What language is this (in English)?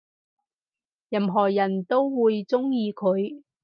Cantonese